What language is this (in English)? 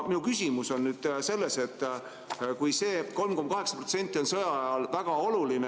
Estonian